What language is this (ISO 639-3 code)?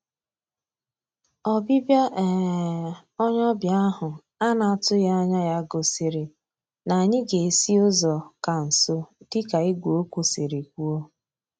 ibo